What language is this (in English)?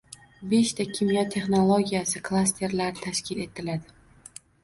Uzbek